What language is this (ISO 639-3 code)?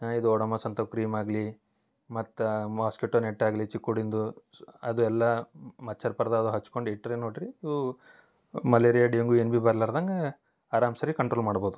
kan